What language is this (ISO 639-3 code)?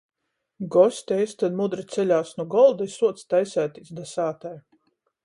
ltg